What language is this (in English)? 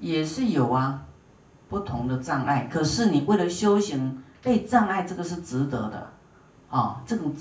Chinese